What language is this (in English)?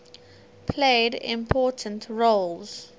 English